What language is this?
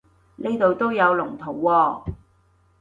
Cantonese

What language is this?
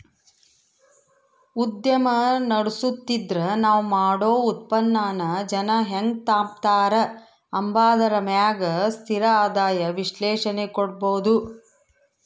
Kannada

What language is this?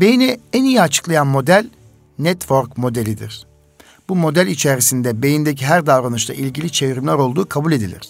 Turkish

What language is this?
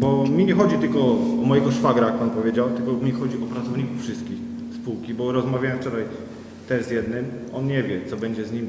Polish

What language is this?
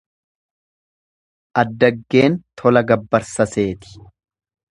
Oromo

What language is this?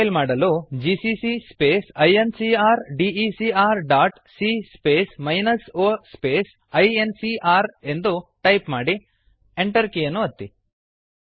Kannada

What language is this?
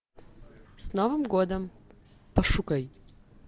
Russian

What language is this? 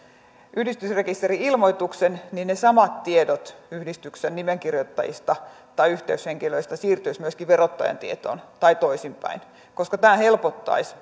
Finnish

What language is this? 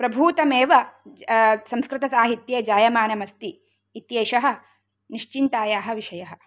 Sanskrit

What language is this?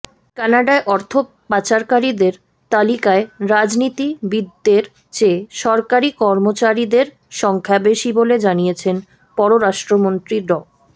Bangla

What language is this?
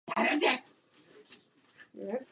Czech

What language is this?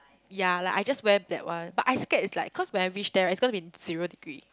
English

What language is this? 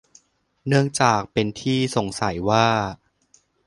Thai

